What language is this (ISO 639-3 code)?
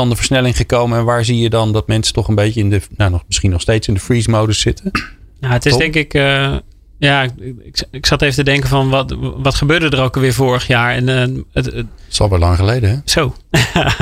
nld